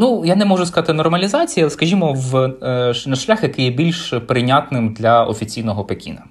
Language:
Ukrainian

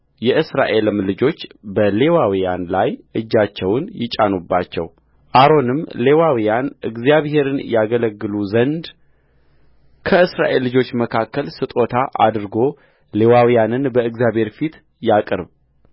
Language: Amharic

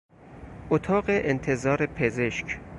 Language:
Persian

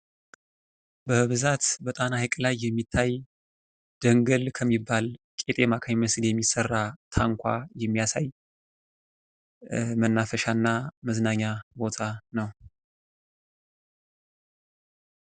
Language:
Amharic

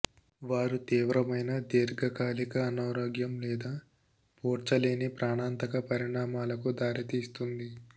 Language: Telugu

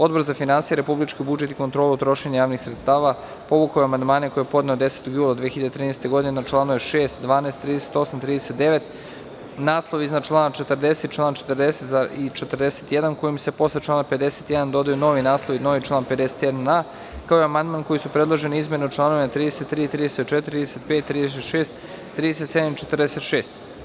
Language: Serbian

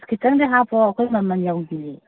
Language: Manipuri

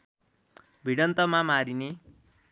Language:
Nepali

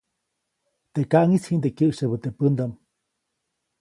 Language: Copainalá Zoque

